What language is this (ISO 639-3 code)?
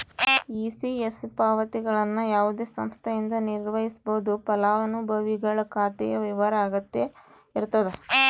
kan